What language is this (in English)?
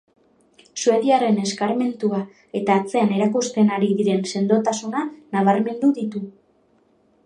Basque